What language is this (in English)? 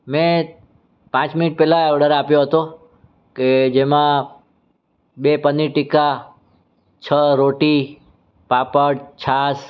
Gujarati